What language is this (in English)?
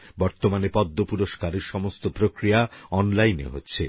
Bangla